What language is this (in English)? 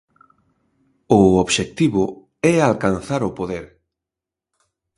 Galician